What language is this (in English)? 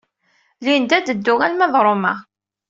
Kabyle